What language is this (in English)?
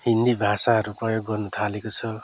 Nepali